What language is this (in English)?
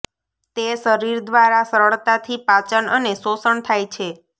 Gujarati